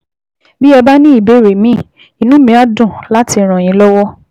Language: Yoruba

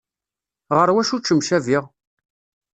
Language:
Kabyle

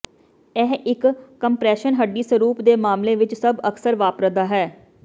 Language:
Punjabi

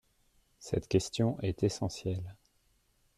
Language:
French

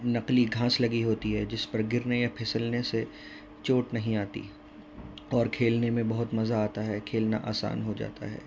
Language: Urdu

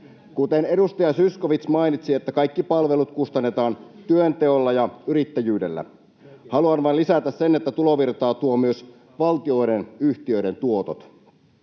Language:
Finnish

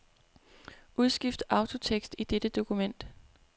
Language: Danish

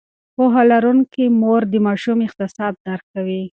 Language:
Pashto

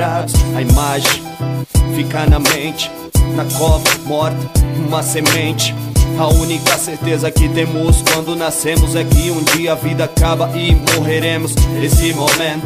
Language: Portuguese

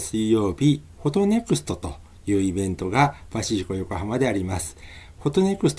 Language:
Japanese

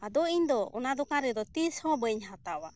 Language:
Santali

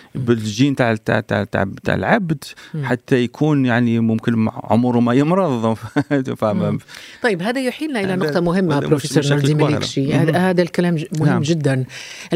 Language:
Arabic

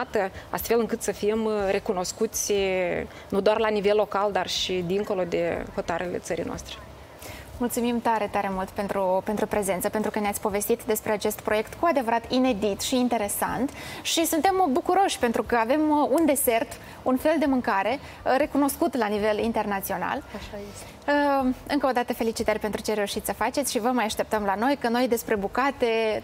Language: Romanian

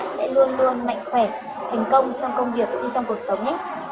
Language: Vietnamese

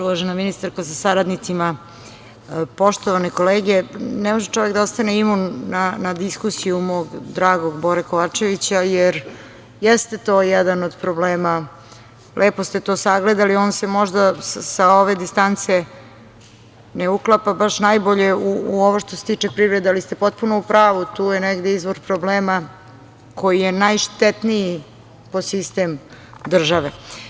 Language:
Serbian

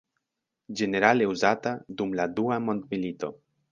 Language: Esperanto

